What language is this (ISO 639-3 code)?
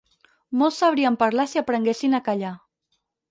cat